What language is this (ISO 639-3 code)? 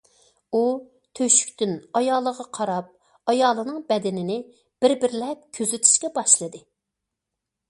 uig